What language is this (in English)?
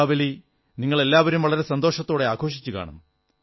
Malayalam